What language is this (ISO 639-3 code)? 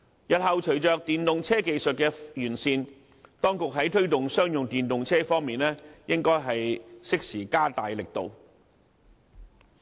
yue